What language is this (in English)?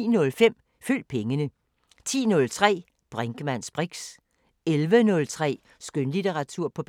Danish